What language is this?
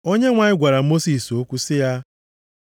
Igbo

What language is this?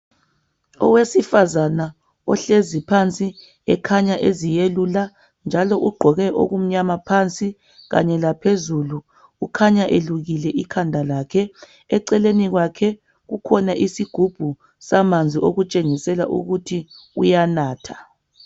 North Ndebele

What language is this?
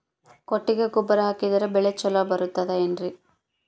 Kannada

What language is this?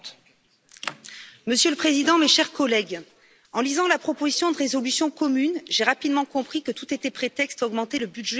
French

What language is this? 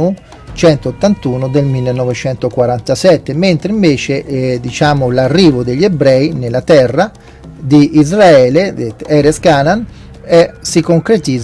Italian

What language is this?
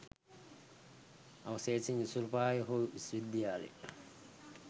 Sinhala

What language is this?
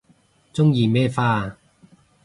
Cantonese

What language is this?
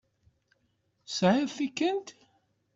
Kabyle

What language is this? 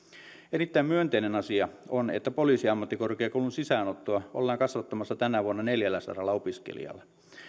Finnish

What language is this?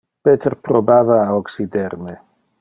Interlingua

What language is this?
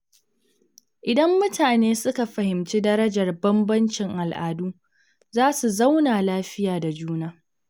Hausa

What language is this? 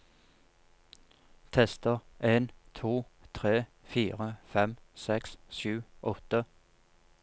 Norwegian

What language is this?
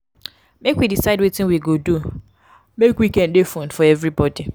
Nigerian Pidgin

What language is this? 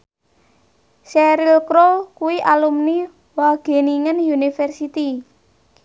Javanese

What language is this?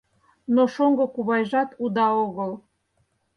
Mari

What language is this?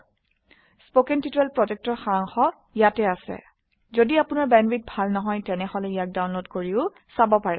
Assamese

